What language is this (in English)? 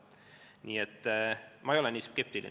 Estonian